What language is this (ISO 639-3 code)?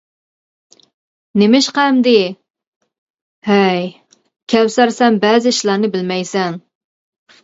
uig